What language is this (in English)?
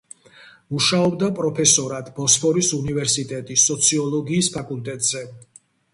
Georgian